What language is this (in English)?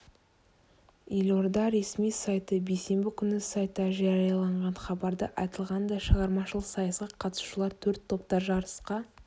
Kazakh